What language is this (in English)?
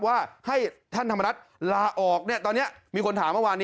Thai